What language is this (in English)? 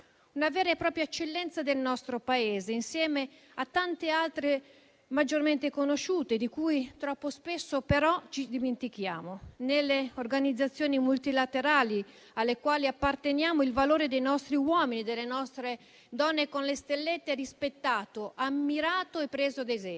Italian